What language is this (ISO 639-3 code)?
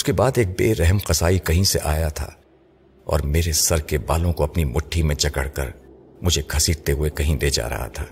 urd